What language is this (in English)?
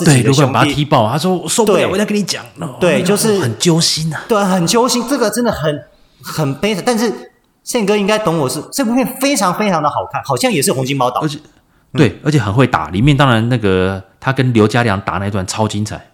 Chinese